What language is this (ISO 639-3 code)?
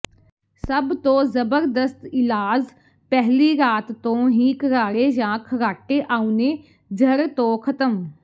pan